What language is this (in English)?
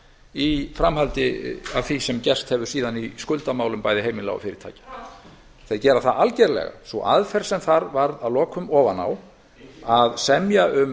Icelandic